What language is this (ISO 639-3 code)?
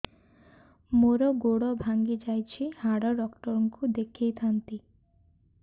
ori